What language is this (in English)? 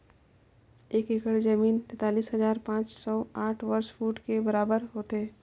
Chhattisgarhi